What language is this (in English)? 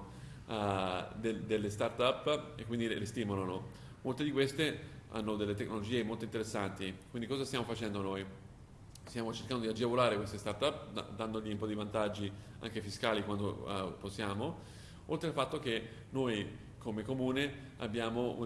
Italian